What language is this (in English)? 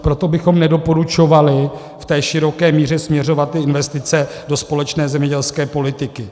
Czech